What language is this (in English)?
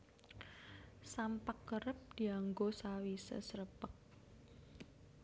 Javanese